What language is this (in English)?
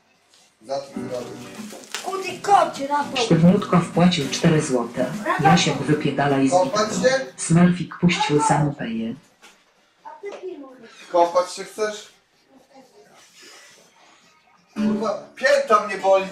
Polish